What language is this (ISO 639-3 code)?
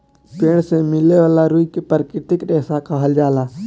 bho